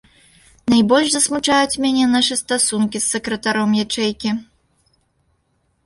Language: Belarusian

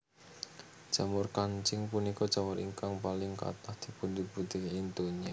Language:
Javanese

